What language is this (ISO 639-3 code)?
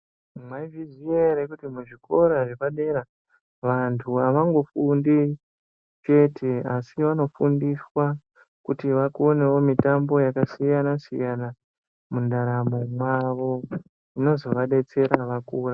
ndc